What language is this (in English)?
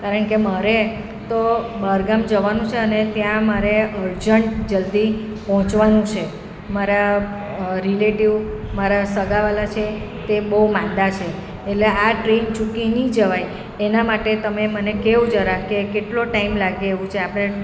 Gujarati